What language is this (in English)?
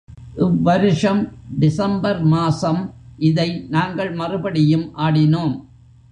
Tamil